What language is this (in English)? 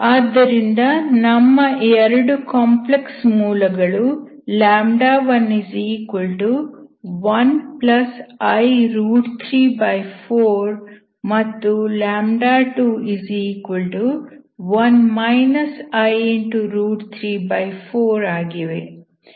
Kannada